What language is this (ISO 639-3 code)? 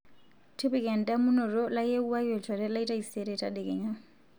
mas